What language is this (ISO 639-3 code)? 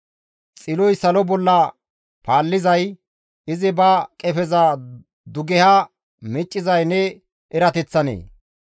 gmv